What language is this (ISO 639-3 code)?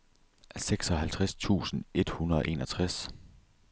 dan